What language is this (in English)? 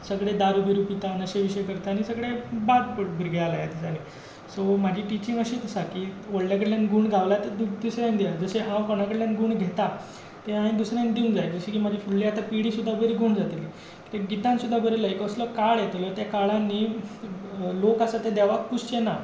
Konkani